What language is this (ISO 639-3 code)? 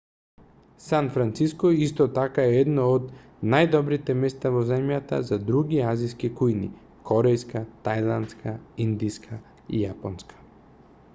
mkd